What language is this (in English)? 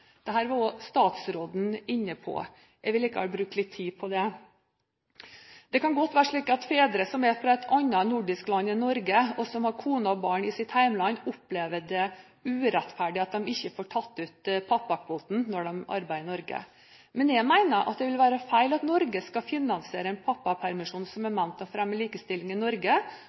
Norwegian Bokmål